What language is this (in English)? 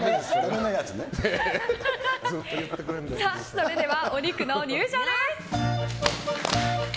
Japanese